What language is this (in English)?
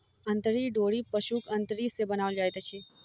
Maithili